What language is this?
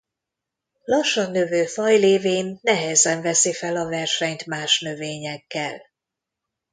Hungarian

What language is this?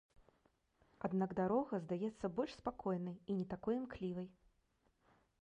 Belarusian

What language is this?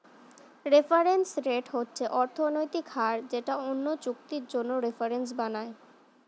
Bangla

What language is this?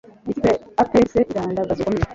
Kinyarwanda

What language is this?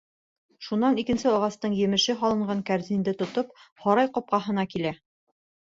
Bashkir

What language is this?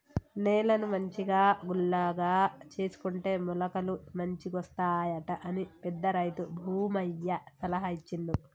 Telugu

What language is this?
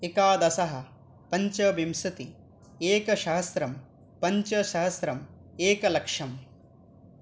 Sanskrit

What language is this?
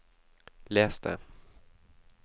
Norwegian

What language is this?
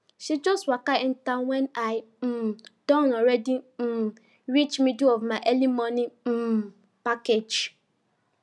Nigerian Pidgin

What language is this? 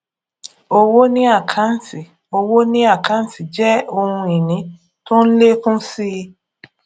Yoruba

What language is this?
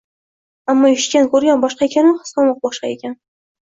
Uzbek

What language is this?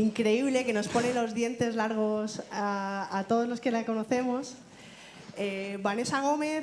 Spanish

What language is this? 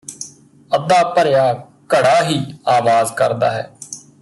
Punjabi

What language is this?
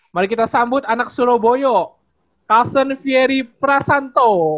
Indonesian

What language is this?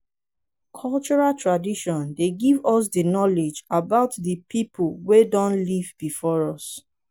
Nigerian Pidgin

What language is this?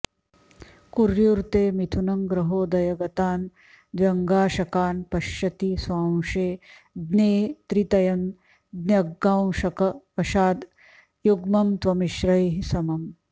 Sanskrit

